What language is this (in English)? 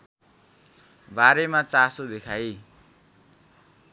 Nepali